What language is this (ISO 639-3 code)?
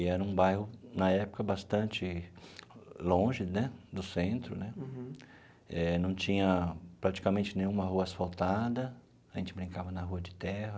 por